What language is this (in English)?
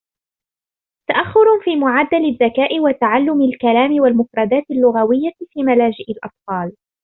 Arabic